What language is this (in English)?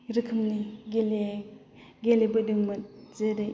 Bodo